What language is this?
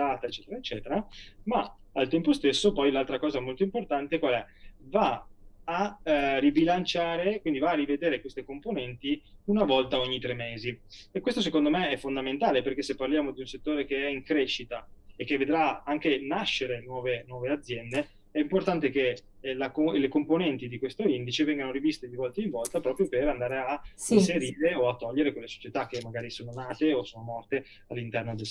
Italian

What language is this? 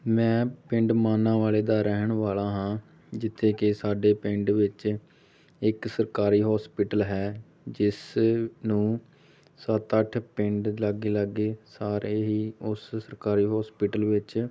Punjabi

